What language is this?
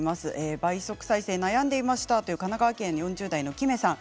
Japanese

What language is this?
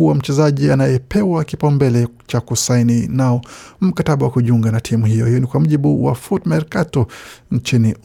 Swahili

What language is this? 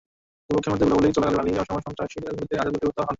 Bangla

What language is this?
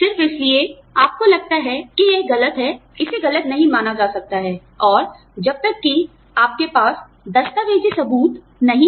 Hindi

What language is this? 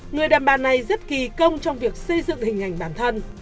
Vietnamese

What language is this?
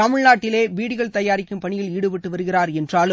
Tamil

